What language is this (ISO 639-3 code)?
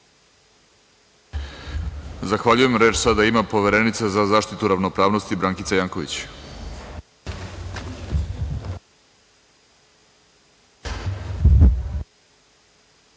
srp